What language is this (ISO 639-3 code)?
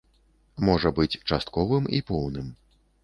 bel